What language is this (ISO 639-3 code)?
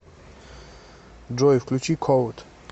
rus